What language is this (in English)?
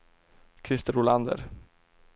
Swedish